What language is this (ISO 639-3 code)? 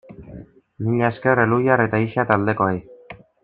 eus